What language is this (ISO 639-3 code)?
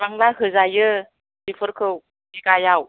brx